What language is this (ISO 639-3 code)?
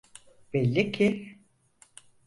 tur